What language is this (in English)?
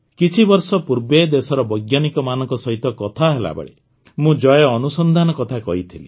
Odia